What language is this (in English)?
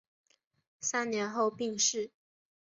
Chinese